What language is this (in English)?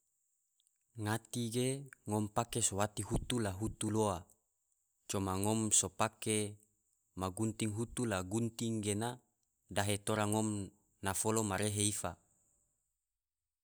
Tidore